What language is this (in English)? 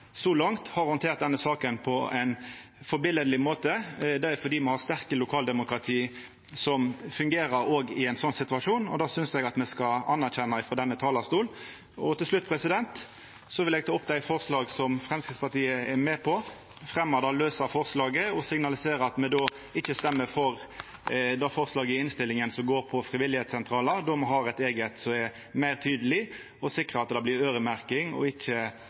Norwegian Nynorsk